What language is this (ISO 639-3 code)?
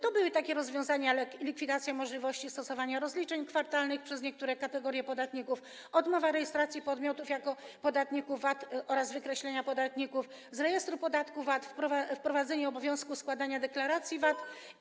pol